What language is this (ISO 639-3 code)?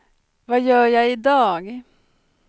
swe